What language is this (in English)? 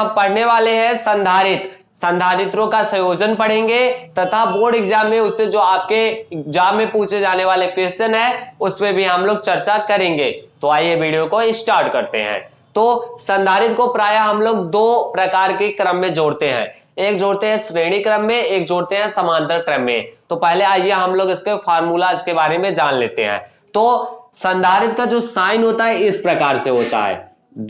Hindi